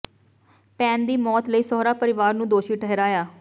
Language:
Punjabi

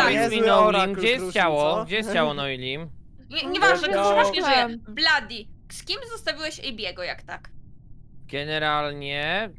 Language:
Polish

